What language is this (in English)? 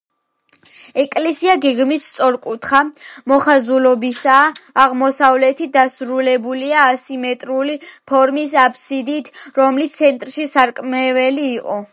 Georgian